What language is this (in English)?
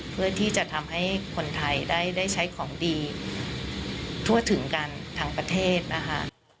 Thai